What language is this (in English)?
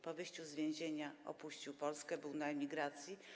Polish